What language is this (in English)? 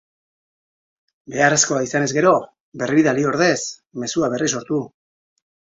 Basque